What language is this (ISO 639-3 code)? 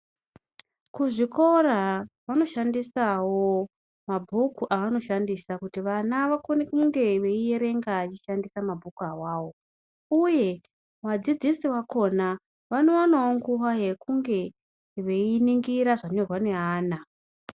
ndc